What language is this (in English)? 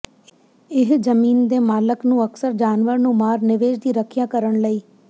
Punjabi